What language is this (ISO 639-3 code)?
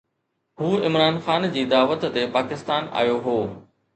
snd